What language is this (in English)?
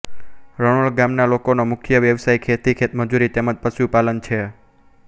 Gujarati